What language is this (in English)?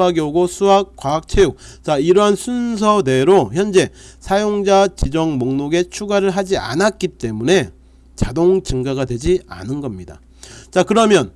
Korean